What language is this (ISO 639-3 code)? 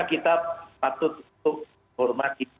ind